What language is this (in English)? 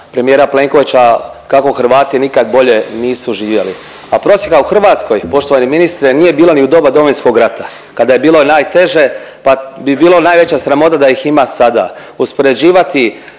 Croatian